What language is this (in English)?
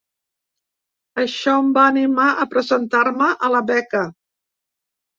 Catalan